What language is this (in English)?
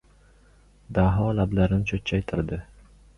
Uzbek